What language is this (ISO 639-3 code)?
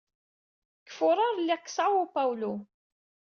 kab